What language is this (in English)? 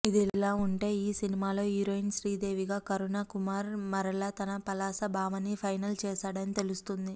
Telugu